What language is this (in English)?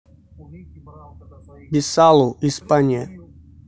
Russian